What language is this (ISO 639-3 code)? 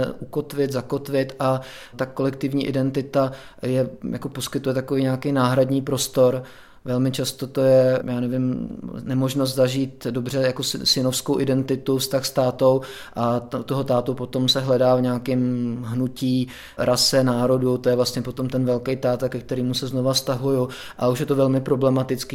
ces